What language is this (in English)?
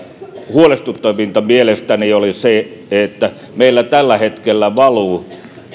Finnish